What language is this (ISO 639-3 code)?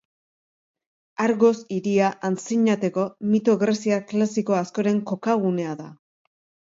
eus